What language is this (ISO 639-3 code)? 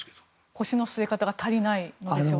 jpn